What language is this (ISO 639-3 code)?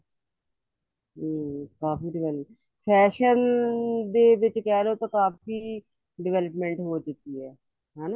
pan